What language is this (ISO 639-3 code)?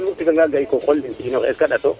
srr